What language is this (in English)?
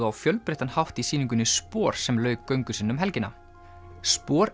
Icelandic